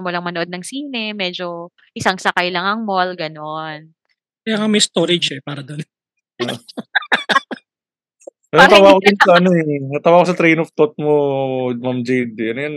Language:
Filipino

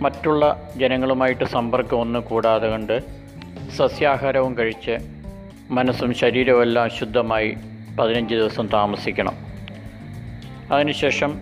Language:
Malayalam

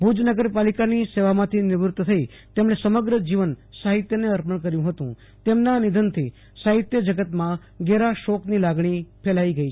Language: Gujarati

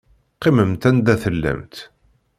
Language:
Kabyle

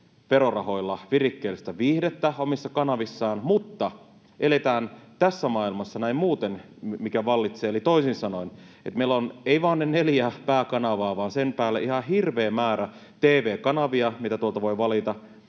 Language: Finnish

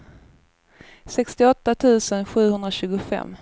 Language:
Swedish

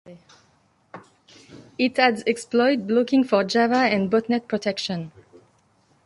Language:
English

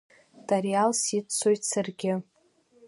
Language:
Abkhazian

